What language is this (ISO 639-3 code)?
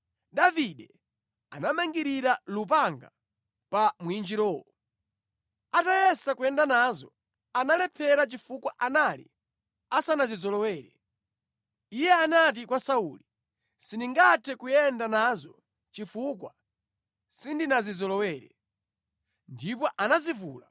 nya